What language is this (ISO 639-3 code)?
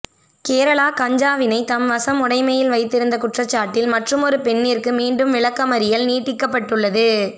tam